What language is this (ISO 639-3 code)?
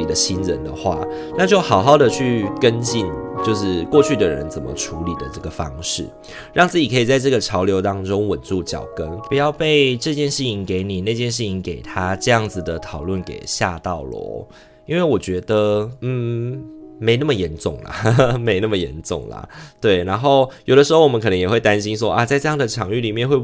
zho